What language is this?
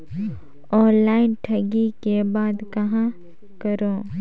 Chhattisgarhi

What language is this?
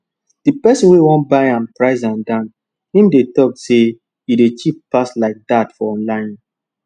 Nigerian Pidgin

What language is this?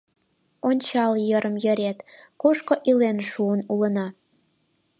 Mari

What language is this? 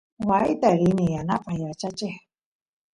Santiago del Estero Quichua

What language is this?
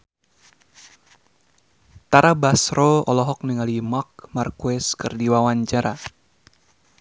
Sundanese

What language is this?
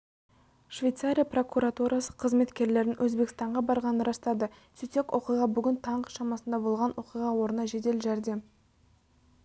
Kazakh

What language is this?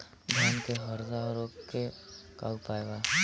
Bhojpuri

